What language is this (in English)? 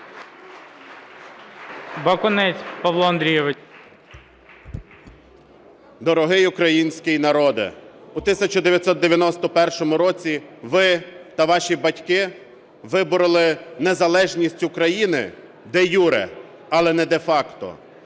Ukrainian